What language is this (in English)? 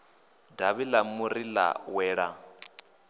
Venda